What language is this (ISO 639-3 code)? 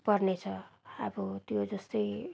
nep